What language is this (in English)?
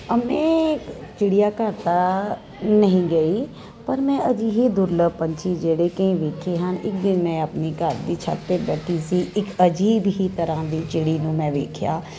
Punjabi